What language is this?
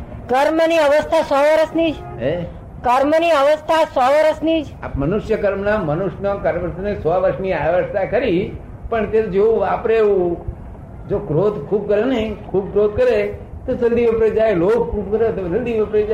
Gujarati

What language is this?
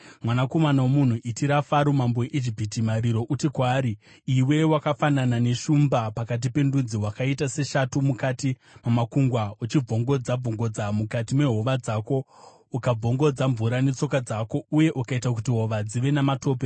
Shona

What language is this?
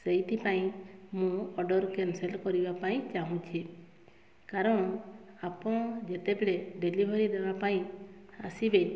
Odia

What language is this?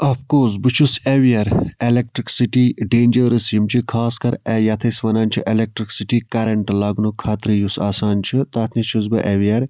Kashmiri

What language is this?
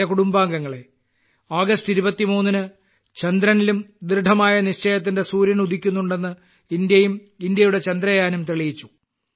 Malayalam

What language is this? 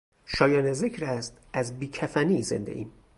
Persian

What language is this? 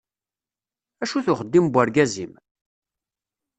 Kabyle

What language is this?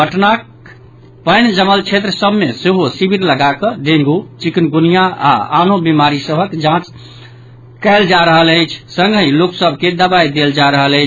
Maithili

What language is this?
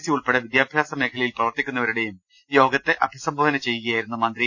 Malayalam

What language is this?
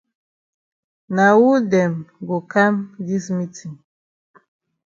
Cameroon Pidgin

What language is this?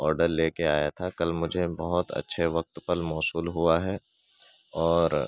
Urdu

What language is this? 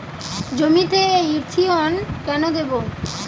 Bangla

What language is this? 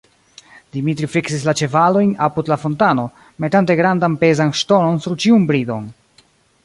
Esperanto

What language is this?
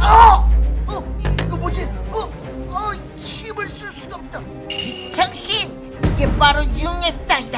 Korean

